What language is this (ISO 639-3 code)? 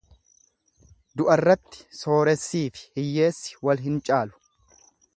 orm